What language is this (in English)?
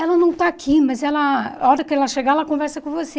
Portuguese